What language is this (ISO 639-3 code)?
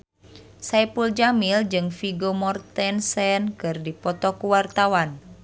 sun